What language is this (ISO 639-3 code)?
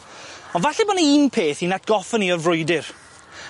cym